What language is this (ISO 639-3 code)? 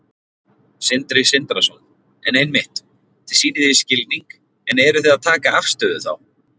isl